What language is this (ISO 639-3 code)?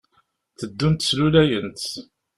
kab